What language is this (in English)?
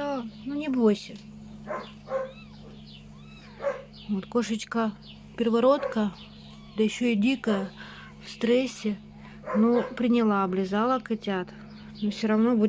Russian